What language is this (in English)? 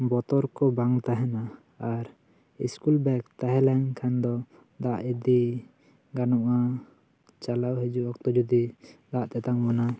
Santali